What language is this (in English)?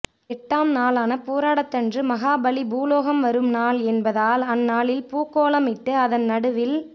Tamil